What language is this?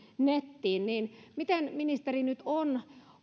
Finnish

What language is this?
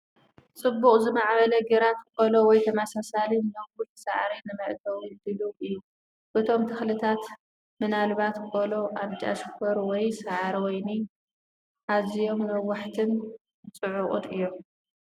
Tigrinya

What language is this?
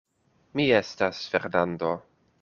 Esperanto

